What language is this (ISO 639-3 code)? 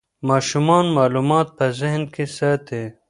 pus